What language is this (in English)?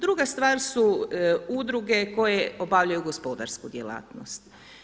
Croatian